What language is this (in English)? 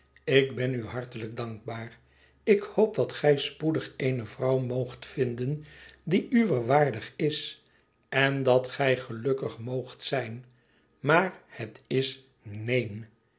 Dutch